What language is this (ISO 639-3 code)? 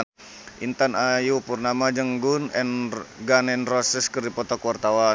sun